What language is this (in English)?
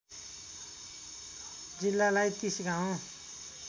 Nepali